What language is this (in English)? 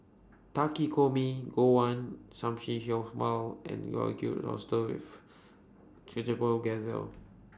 English